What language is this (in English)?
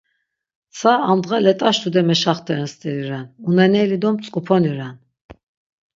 Laz